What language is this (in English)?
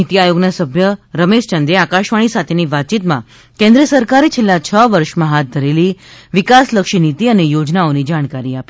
Gujarati